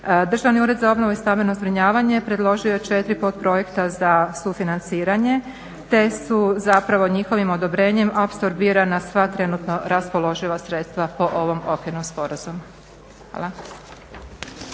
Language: Croatian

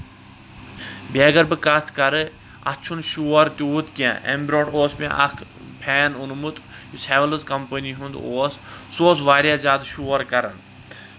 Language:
Kashmiri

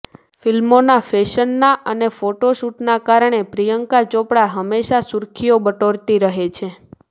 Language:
Gujarati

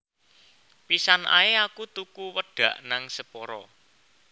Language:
Javanese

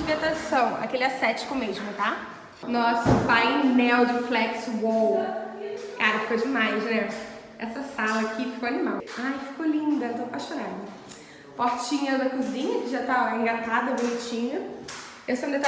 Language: Portuguese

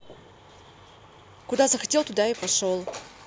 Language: Russian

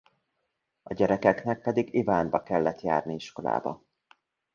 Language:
Hungarian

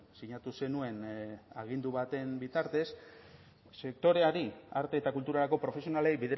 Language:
Basque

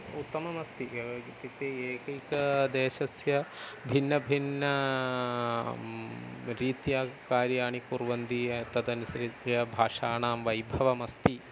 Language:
Sanskrit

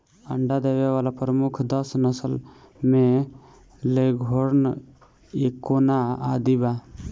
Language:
Bhojpuri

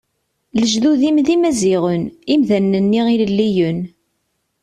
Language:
Kabyle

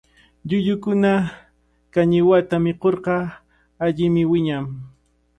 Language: Cajatambo North Lima Quechua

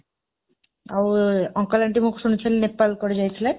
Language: Odia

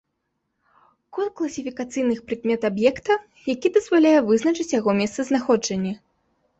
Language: Belarusian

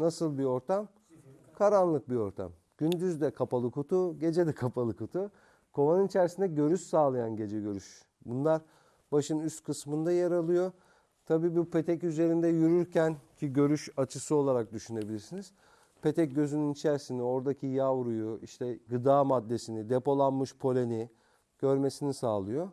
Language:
Turkish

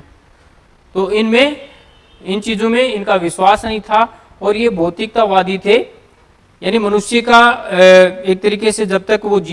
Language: Hindi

